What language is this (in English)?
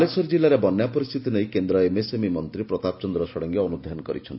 Odia